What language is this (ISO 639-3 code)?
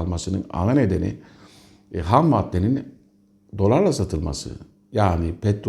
tur